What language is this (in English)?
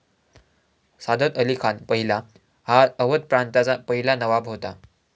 Marathi